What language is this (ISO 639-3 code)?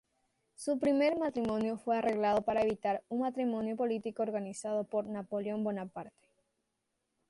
spa